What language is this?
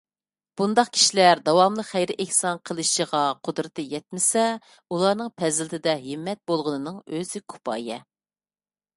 Uyghur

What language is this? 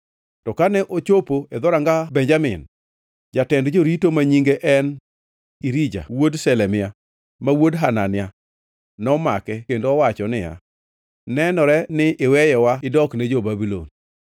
Luo (Kenya and Tanzania)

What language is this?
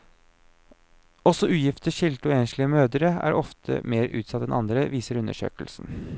Norwegian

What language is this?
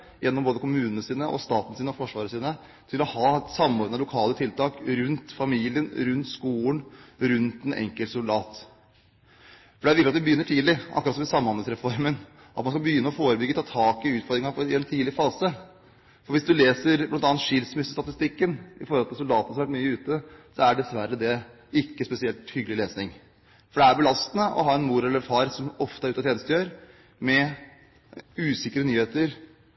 Norwegian Bokmål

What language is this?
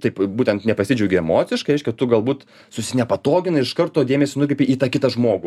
Lithuanian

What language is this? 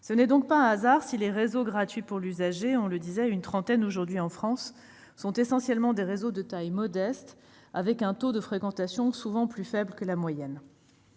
French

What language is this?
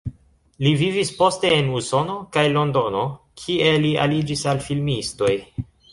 Esperanto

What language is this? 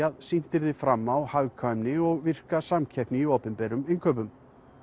Icelandic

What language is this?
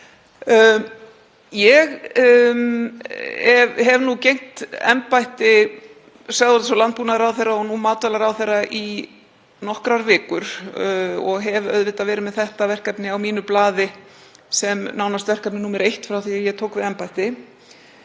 Icelandic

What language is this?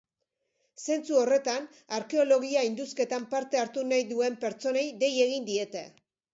Basque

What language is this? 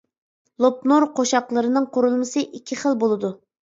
Uyghur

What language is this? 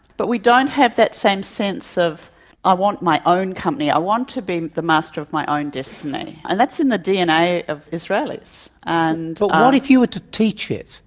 English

